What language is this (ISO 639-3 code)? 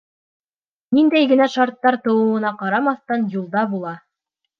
bak